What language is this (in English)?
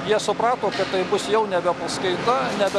Lithuanian